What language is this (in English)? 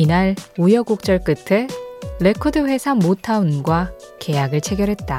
Korean